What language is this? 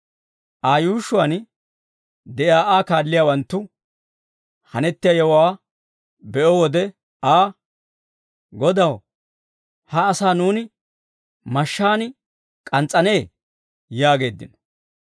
Dawro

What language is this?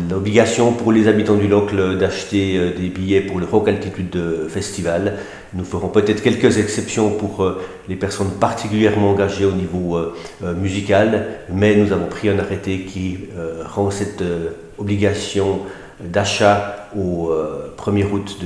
French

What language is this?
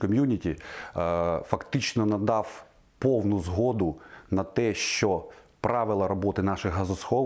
Ukrainian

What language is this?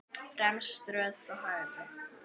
Icelandic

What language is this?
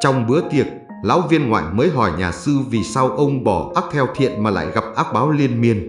Vietnamese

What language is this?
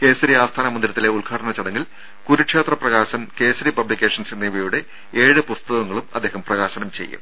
Malayalam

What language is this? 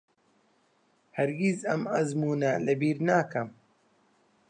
Central Kurdish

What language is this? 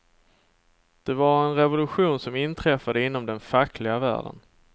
Swedish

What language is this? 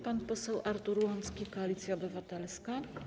Polish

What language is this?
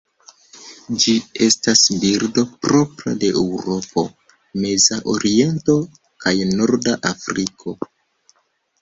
Esperanto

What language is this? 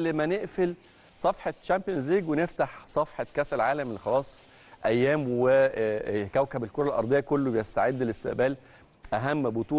Arabic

